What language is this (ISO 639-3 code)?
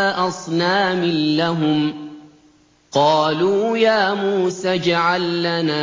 ara